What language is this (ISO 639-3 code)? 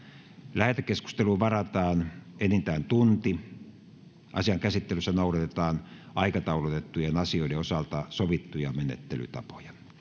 fin